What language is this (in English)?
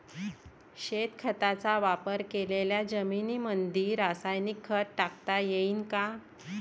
Marathi